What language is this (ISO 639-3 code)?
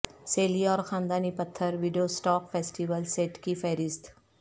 urd